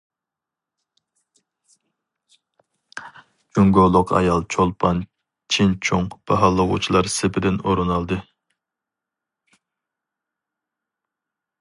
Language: Uyghur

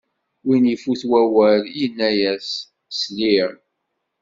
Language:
Kabyle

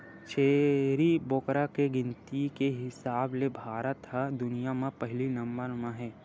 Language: Chhattisgarhi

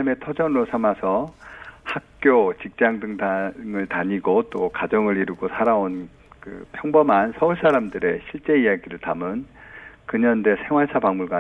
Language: Korean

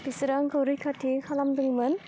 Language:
Bodo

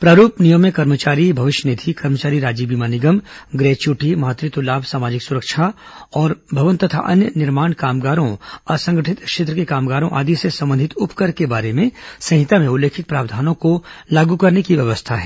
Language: Hindi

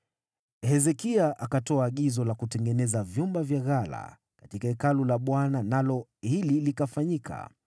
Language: Swahili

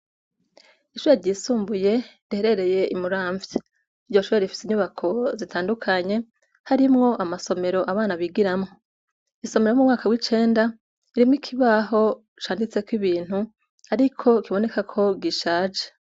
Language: Rundi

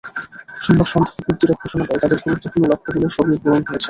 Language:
Bangla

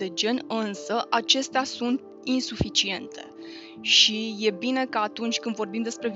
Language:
Romanian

